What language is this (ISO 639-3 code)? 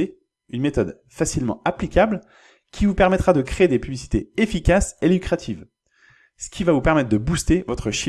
fra